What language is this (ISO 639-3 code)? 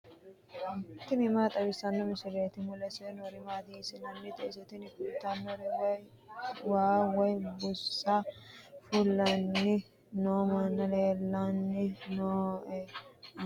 sid